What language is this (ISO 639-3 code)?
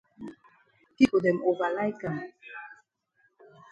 wes